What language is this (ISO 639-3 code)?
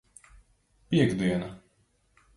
lav